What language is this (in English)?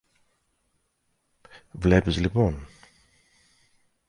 Greek